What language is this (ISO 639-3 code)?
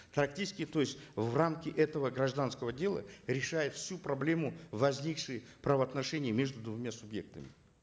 kaz